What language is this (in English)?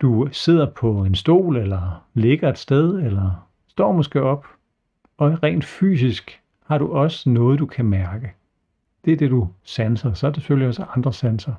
Danish